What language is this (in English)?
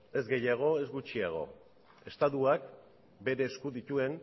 Basque